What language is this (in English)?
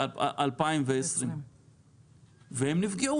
Hebrew